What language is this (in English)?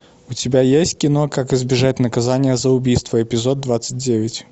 Russian